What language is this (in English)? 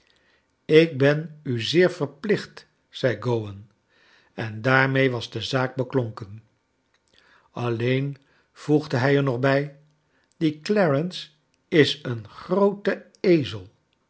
Dutch